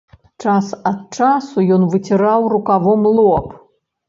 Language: Belarusian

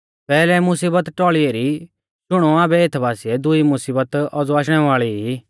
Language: Mahasu Pahari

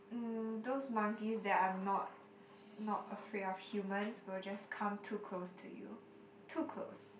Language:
English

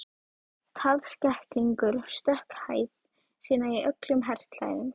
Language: Icelandic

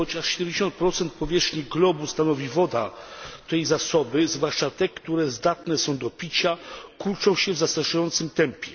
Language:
Polish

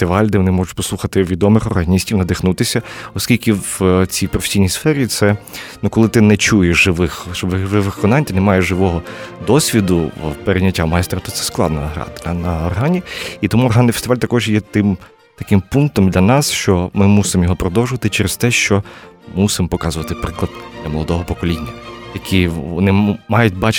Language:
Ukrainian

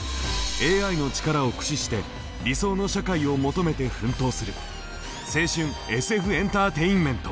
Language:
Japanese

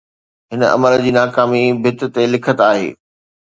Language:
Sindhi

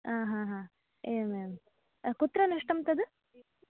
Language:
Sanskrit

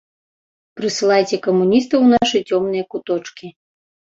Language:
Belarusian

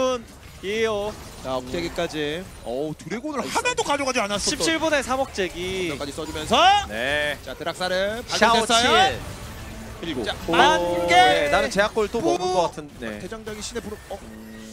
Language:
Korean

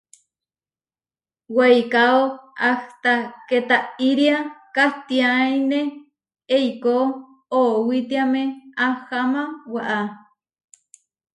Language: Huarijio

